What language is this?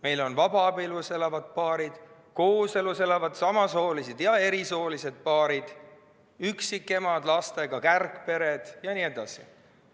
Estonian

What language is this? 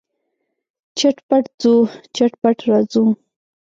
Pashto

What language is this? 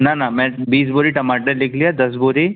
Hindi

